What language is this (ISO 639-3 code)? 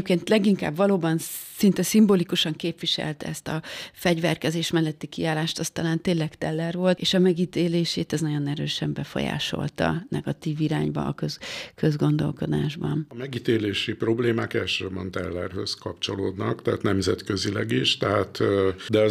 hun